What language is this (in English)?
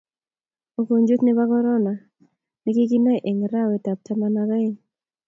Kalenjin